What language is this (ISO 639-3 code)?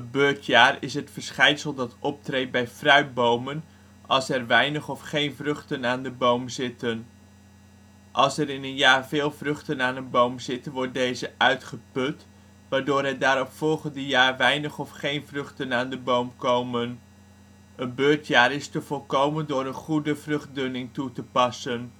nld